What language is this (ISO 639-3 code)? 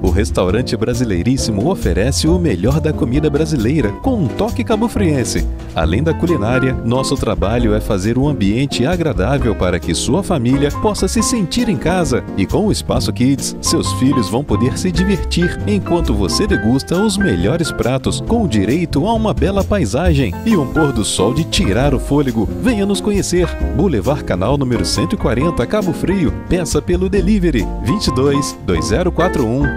por